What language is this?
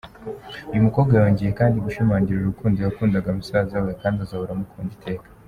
Kinyarwanda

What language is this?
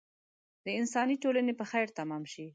Pashto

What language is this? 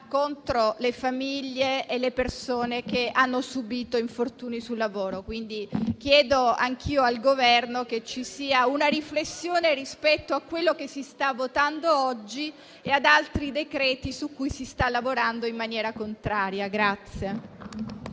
Italian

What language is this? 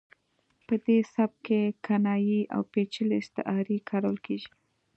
Pashto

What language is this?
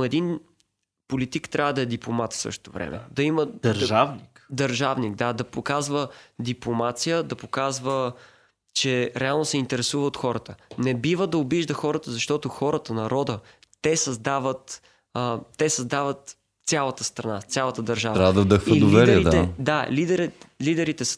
Bulgarian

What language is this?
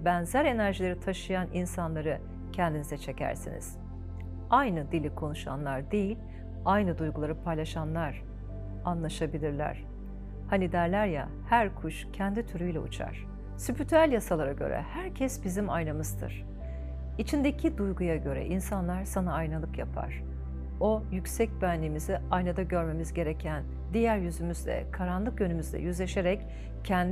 Turkish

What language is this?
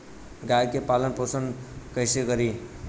Bhojpuri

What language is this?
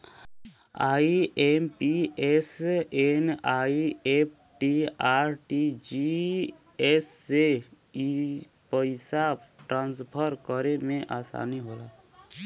Bhojpuri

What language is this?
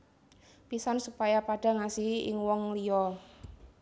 Javanese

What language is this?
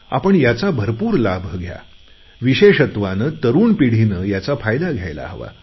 Marathi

